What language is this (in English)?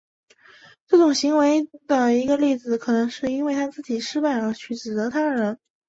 Chinese